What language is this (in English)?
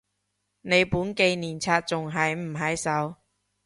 Cantonese